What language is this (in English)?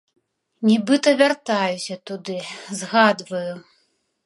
Belarusian